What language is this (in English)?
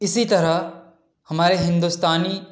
Urdu